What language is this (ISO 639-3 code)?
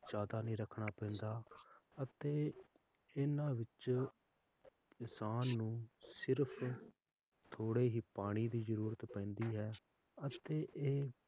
pan